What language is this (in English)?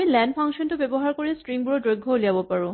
Assamese